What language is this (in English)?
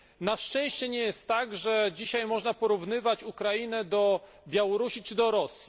Polish